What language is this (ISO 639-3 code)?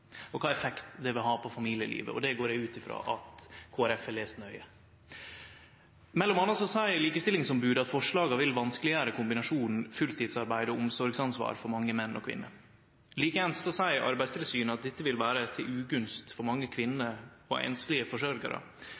nno